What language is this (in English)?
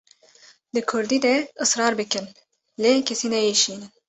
Kurdish